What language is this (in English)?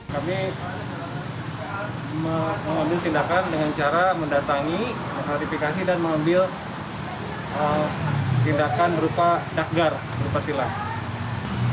Indonesian